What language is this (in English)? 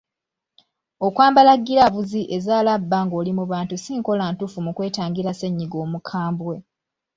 Ganda